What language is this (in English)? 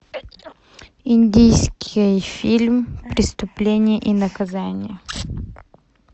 Russian